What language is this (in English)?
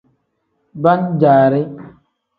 Tem